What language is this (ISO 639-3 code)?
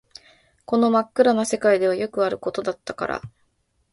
jpn